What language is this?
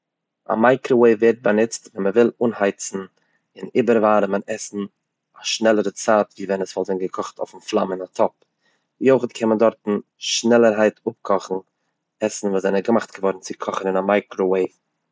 Yiddish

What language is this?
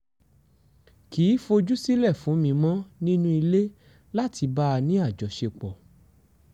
Yoruba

